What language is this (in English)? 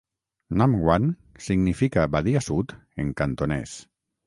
Catalan